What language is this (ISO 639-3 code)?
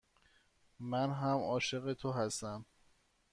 fas